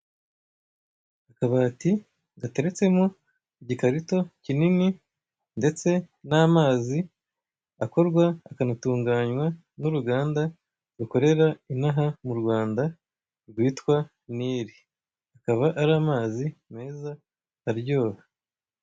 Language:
Kinyarwanda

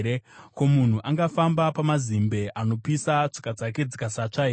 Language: Shona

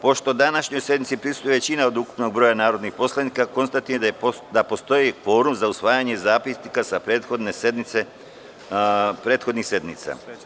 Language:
Serbian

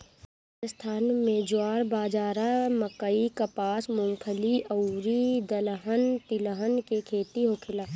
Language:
Bhojpuri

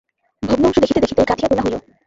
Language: Bangla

